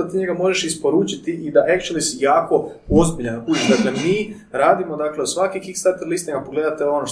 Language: Croatian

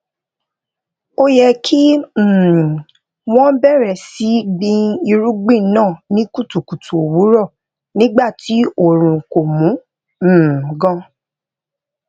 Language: Yoruba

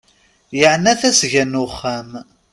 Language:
Kabyle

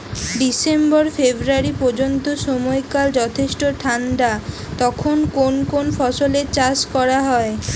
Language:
Bangla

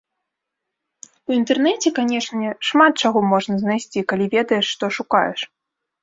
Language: Belarusian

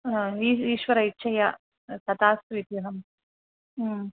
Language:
Sanskrit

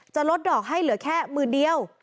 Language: Thai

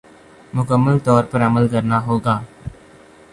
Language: Urdu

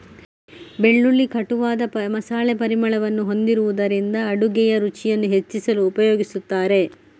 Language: Kannada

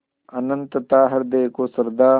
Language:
Hindi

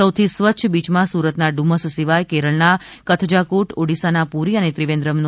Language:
Gujarati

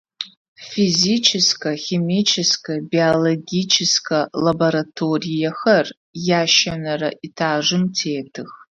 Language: Adyghe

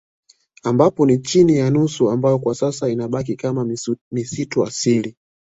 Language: Swahili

